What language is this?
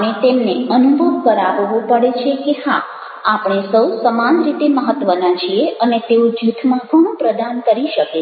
Gujarati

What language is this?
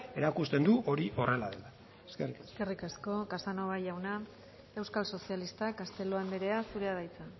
Basque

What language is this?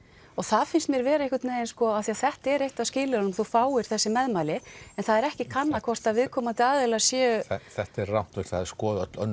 Icelandic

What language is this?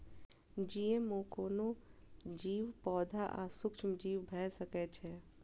Maithili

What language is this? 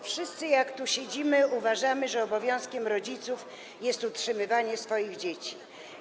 Polish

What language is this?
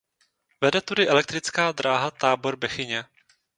Czech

